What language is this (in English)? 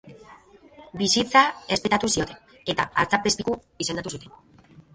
Basque